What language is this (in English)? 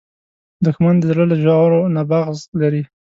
Pashto